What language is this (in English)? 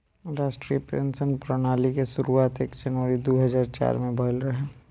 Bhojpuri